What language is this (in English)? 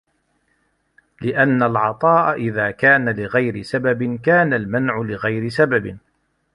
Arabic